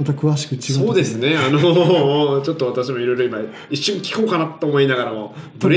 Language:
Japanese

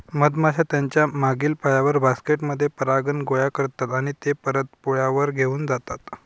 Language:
Marathi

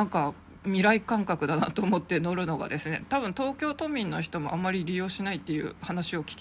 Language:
Japanese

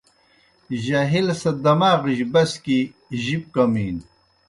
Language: Kohistani Shina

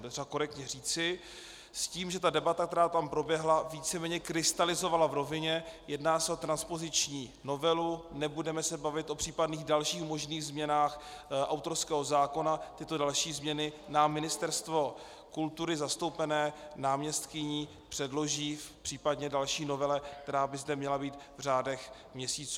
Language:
Czech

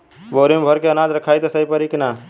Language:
Bhojpuri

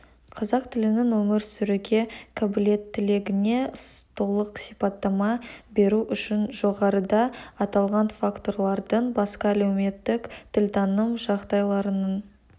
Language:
Kazakh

